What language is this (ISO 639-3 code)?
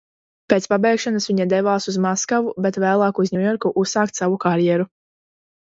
lav